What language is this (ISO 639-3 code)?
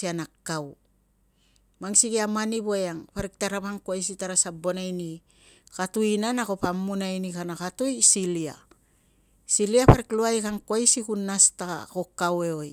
lcm